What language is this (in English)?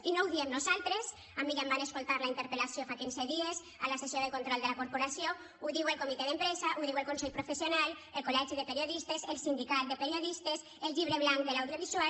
Catalan